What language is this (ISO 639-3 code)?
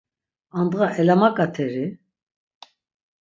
lzz